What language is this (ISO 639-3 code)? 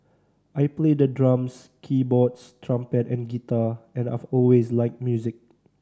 eng